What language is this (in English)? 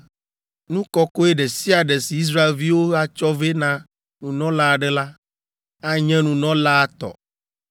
Ewe